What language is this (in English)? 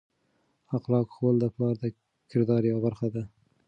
Pashto